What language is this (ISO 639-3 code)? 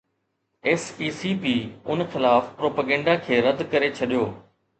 snd